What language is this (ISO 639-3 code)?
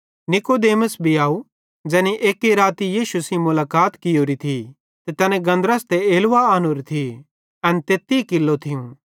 bhd